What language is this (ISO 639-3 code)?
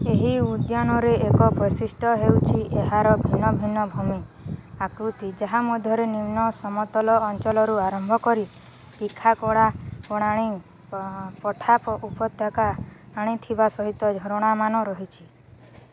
ori